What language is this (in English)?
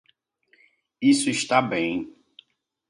Portuguese